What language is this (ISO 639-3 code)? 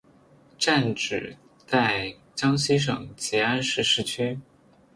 zho